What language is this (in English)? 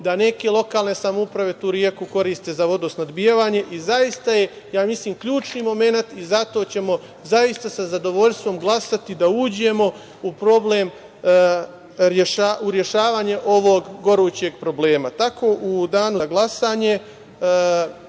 Serbian